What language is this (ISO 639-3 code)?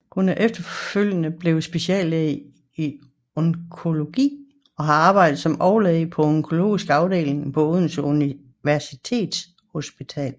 dan